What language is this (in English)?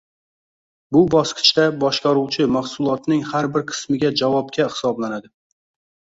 Uzbek